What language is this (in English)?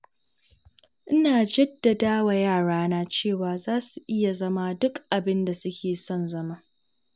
Hausa